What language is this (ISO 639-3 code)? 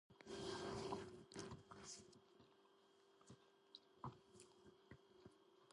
kat